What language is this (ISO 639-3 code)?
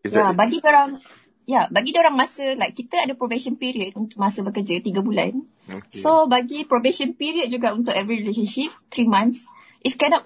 msa